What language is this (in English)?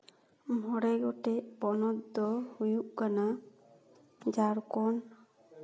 Santali